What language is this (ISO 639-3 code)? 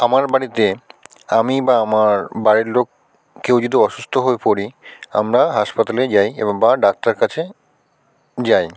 ben